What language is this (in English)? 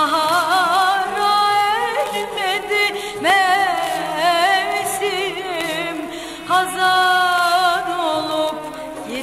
Turkish